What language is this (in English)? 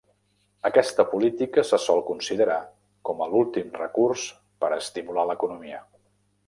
Catalan